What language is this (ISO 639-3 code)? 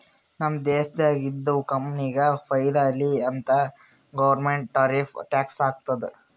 kan